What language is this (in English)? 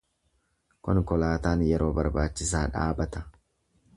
Oromo